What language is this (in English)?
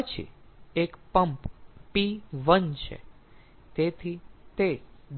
Gujarati